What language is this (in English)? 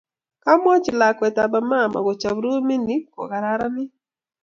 Kalenjin